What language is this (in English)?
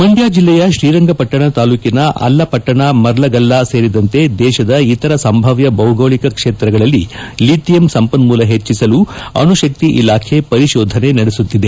Kannada